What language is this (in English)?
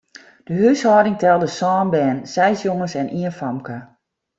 Western Frisian